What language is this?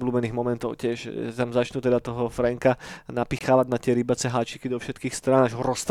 Slovak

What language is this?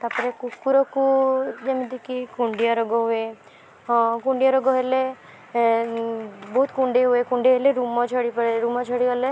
Odia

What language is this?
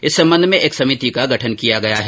Hindi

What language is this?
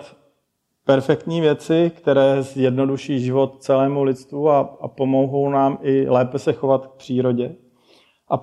Czech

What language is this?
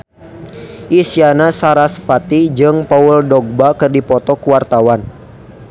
Sundanese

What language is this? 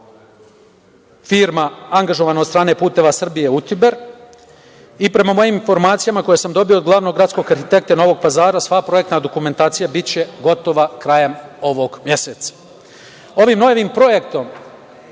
Serbian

